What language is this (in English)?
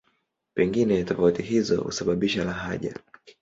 Swahili